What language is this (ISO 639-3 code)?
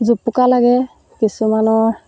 asm